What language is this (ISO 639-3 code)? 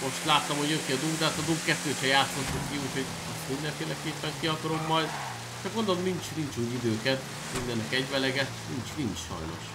hun